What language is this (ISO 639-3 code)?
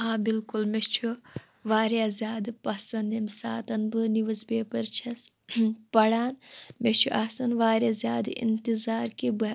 kas